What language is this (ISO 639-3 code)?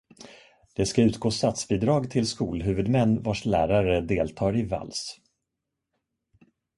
swe